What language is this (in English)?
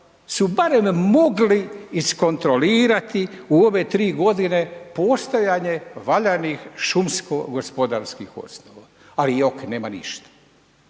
Croatian